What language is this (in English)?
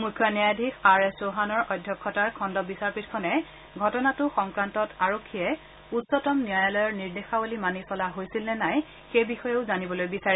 Assamese